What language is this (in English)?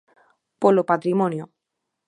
Galician